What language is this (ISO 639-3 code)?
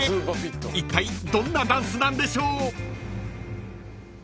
jpn